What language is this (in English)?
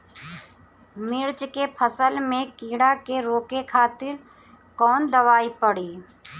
Bhojpuri